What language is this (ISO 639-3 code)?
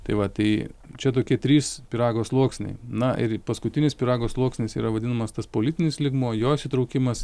lit